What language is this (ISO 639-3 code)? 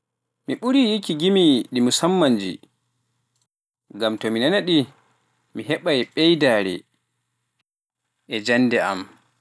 fuf